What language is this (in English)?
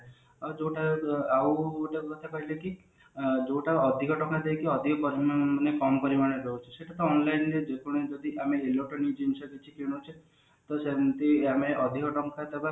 Odia